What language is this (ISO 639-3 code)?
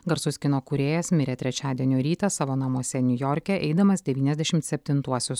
lit